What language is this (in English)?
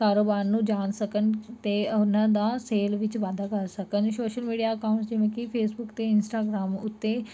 Punjabi